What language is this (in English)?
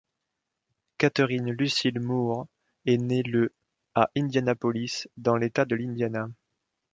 French